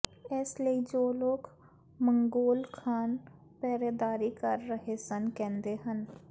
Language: Punjabi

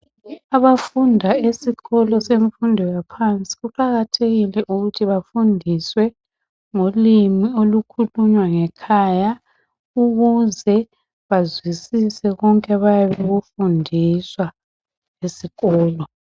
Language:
North Ndebele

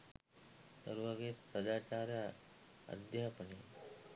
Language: Sinhala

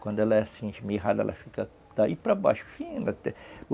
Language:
Portuguese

